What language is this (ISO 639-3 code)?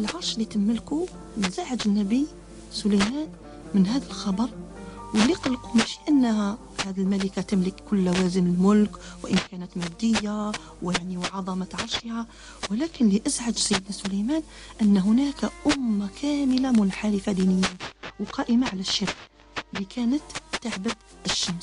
ara